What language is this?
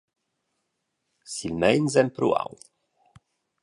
Romansh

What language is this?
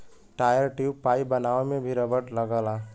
Bhojpuri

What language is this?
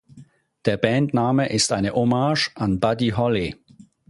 German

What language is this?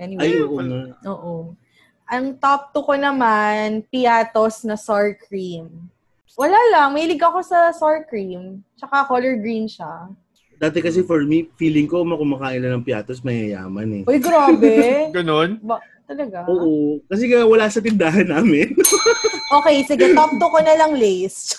Filipino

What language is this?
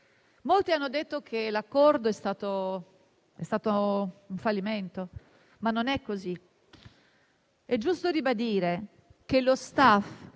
Italian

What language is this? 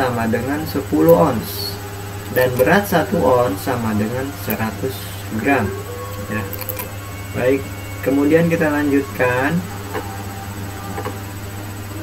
Indonesian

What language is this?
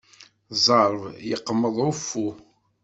Kabyle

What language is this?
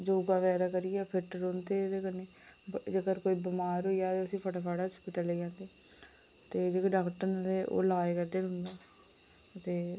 Dogri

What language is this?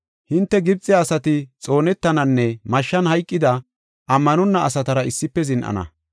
Gofa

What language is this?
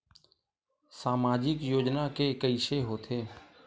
Chhattisgarhi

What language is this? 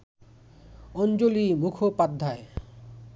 Bangla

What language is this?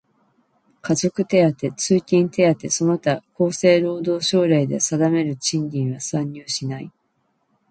Japanese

